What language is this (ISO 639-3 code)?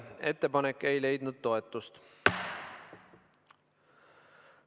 est